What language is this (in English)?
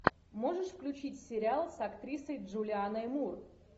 Russian